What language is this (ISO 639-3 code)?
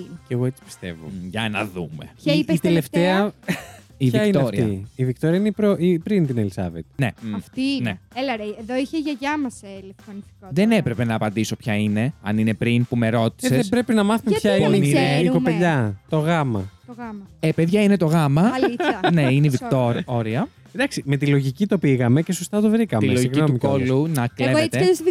ell